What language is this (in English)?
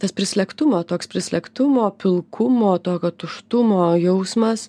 Lithuanian